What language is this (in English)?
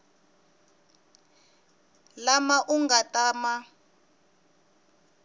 Tsonga